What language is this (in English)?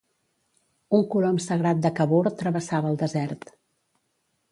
Catalan